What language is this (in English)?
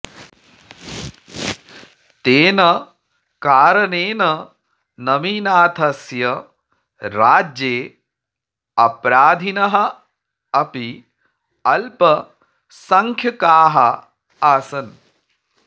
Sanskrit